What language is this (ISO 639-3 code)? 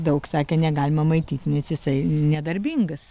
lit